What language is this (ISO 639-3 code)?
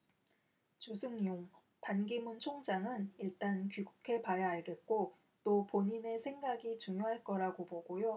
kor